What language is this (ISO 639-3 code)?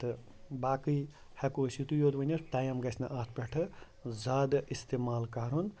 kas